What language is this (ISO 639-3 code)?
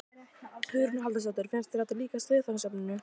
isl